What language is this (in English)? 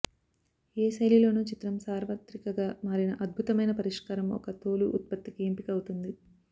Telugu